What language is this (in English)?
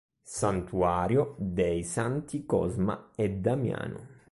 Italian